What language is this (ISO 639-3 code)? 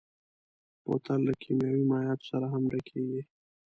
pus